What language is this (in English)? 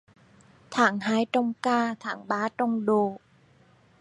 Vietnamese